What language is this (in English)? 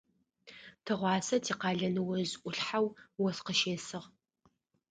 Adyghe